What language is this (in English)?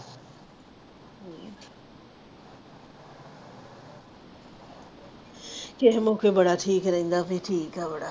Punjabi